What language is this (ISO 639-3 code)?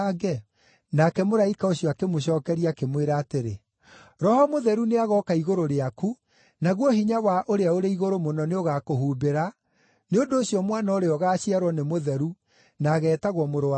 kik